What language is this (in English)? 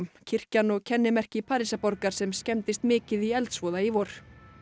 Icelandic